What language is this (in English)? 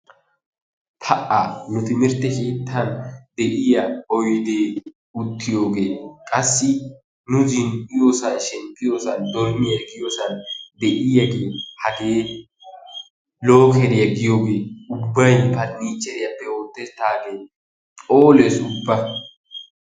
Wolaytta